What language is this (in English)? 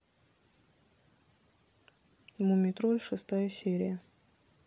Russian